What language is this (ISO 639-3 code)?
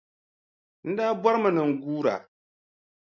dag